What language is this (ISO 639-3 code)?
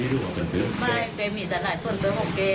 tha